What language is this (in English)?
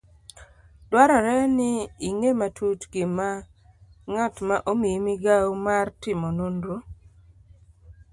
Luo (Kenya and Tanzania)